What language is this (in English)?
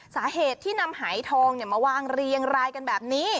Thai